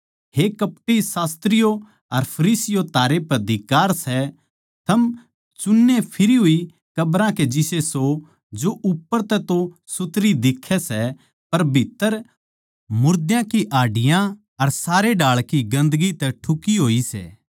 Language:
Haryanvi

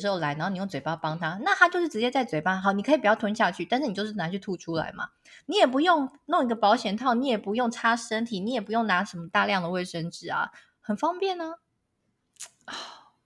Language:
Chinese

